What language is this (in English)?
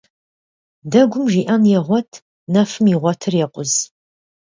Kabardian